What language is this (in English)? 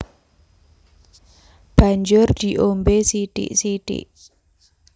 Javanese